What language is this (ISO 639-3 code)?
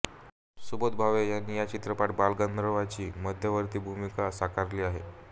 mar